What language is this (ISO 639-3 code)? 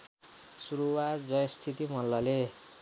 nep